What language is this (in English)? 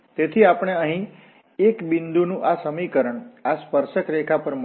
Gujarati